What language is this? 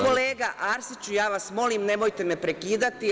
Serbian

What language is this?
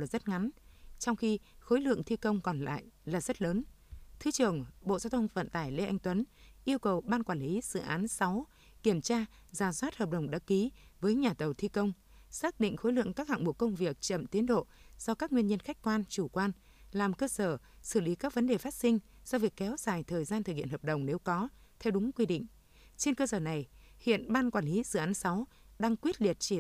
Vietnamese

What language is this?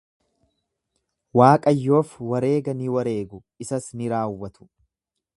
Oromo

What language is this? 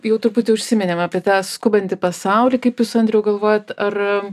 Lithuanian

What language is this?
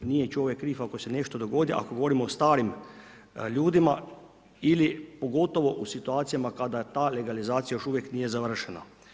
Croatian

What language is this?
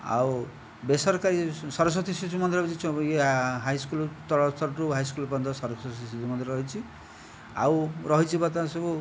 Odia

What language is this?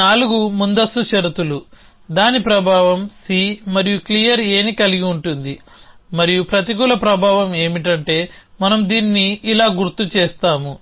Telugu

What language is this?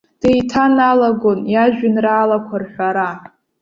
Abkhazian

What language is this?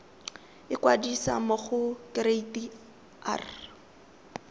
Tswana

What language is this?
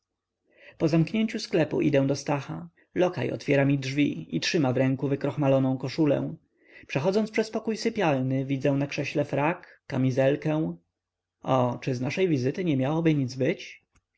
Polish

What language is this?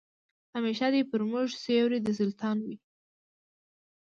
Pashto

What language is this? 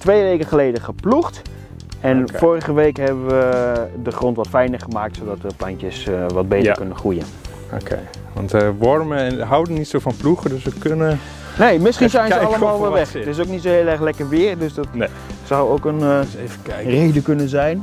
Dutch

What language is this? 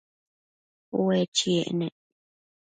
Matsés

